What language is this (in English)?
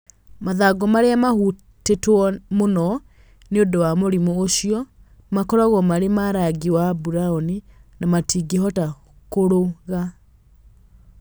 Kikuyu